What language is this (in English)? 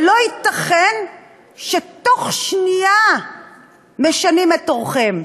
Hebrew